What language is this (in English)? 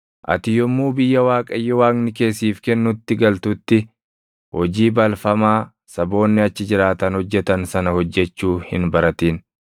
Oromo